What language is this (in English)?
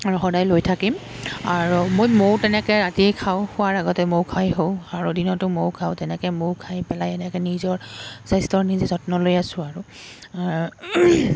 Assamese